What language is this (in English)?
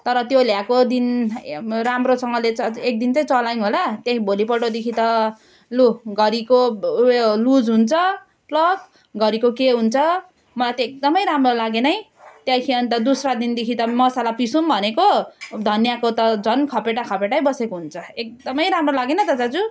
Nepali